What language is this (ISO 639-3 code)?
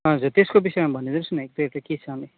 nep